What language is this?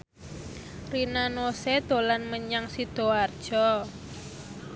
Javanese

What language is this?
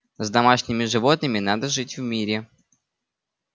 Russian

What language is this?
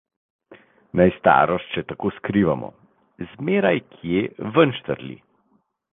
Slovenian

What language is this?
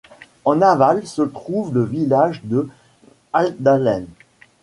French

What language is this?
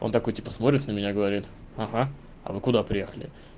Russian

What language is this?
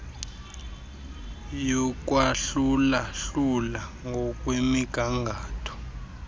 Xhosa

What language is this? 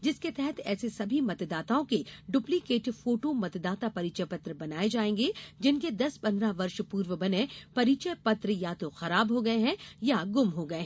Hindi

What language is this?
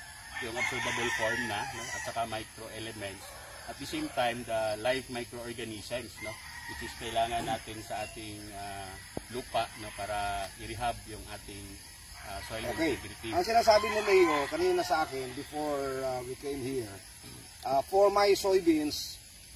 Filipino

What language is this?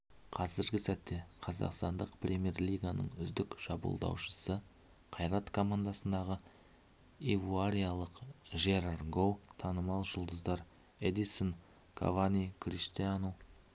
Kazakh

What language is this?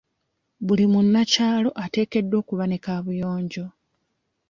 Ganda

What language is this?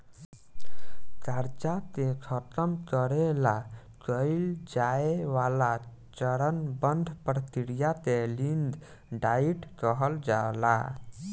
Bhojpuri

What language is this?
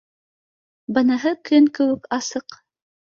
Bashkir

